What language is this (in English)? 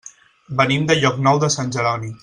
Catalan